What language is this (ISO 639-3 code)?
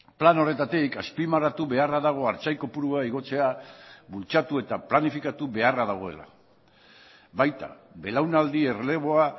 eus